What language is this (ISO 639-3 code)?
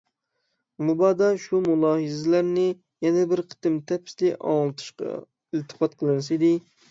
uig